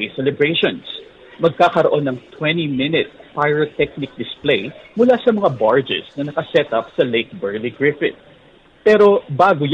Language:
Filipino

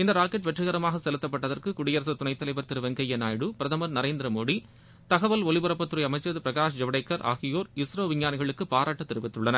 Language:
Tamil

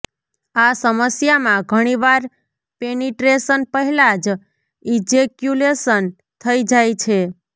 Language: Gujarati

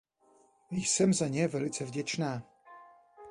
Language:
Czech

